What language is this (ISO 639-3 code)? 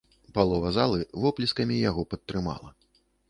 bel